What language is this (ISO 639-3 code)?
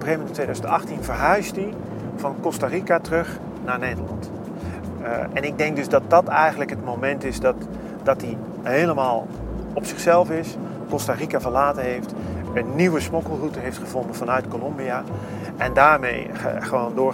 nld